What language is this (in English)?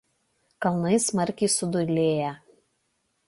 Lithuanian